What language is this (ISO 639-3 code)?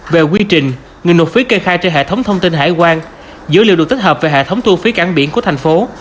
vie